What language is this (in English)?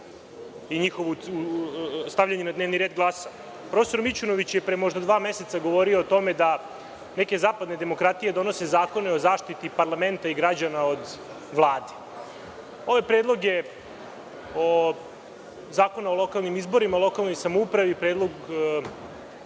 Serbian